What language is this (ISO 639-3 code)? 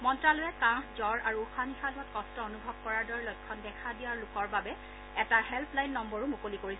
asm